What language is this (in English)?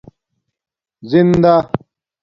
Domaaki